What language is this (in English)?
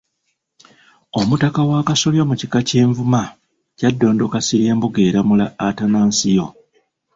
Ganda